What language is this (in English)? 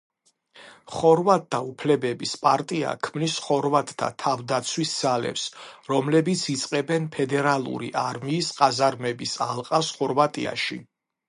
Georgian